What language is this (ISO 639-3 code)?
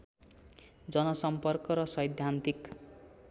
nep